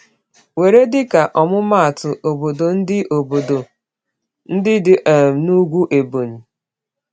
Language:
Igbo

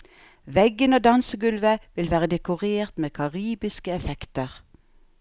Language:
Norwegian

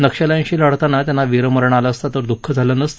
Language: Marathi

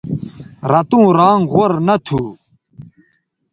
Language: Bateri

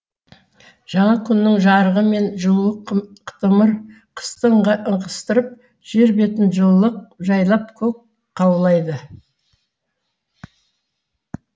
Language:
Kazakh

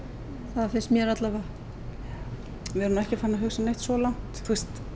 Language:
Icelandic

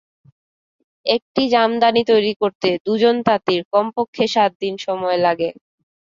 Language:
Bangla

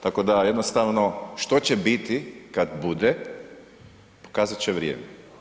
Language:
Croatian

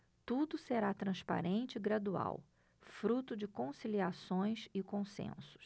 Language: Portuguese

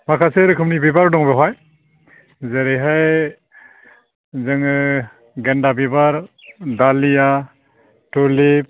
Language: Bodo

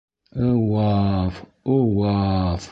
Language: Bashkir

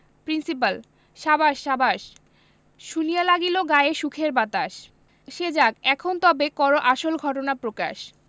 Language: Bangla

